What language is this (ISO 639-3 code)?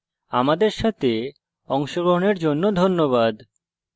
ben